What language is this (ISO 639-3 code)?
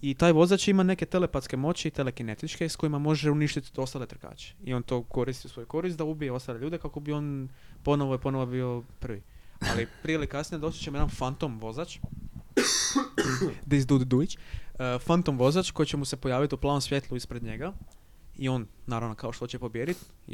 hrv